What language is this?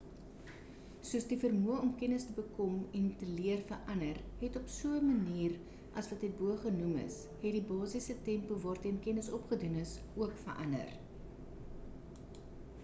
Afrikaans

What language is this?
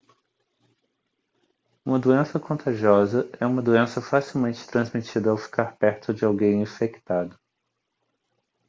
Portuguese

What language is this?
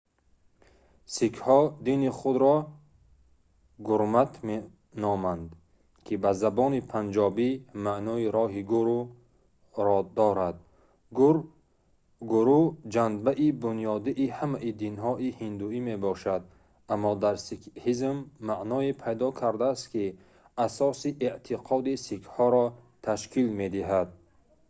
Tajik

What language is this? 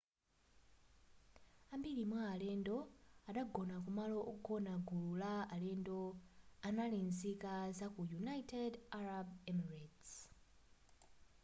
Nyanja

